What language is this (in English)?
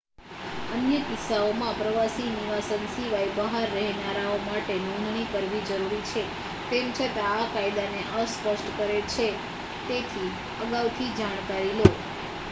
Gujarati